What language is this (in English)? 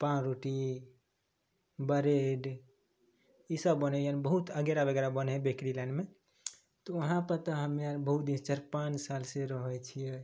Maithili